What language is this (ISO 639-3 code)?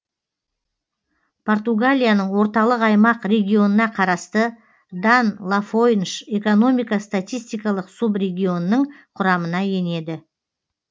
kaz